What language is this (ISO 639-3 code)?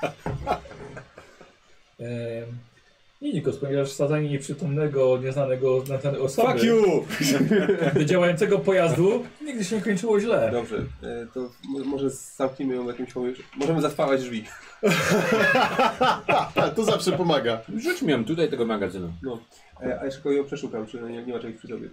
pol